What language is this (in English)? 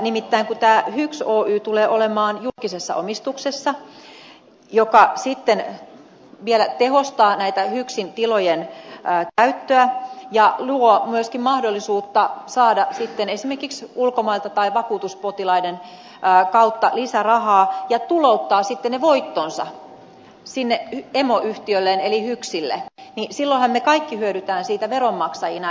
Finnish